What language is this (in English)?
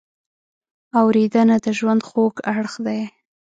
Pashto